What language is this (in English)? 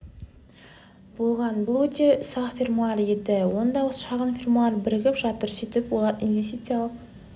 Kazakh